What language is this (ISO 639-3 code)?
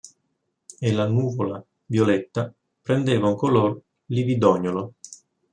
ita